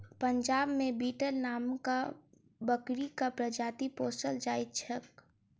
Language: Maithili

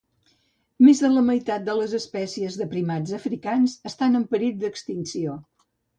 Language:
Catalan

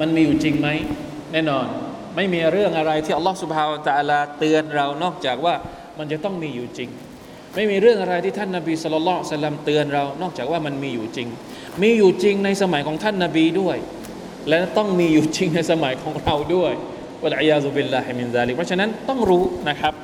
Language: Thai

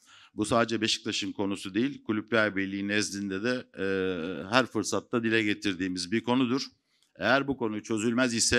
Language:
Turkish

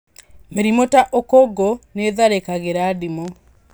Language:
Kikuyu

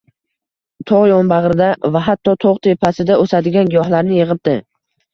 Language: Uzbek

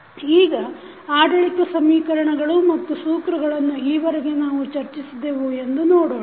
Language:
Kannada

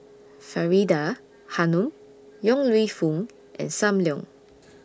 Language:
English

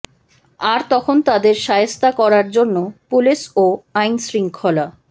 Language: Bangla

